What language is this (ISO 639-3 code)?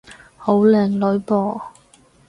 yue